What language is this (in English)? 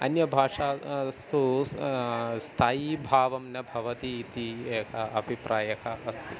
Sanskrit